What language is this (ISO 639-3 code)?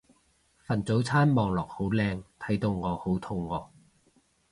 yue